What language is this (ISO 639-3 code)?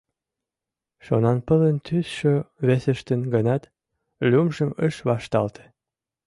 chm